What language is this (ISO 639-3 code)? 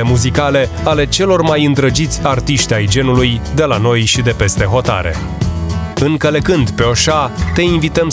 ron